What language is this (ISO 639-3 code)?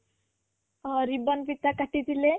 ori